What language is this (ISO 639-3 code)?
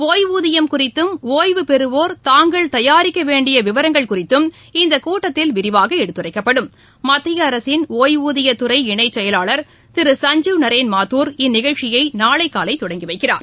tam